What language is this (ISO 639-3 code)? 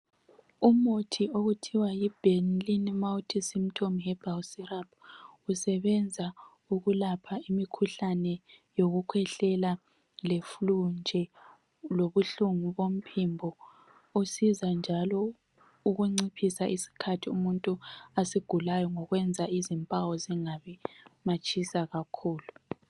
nde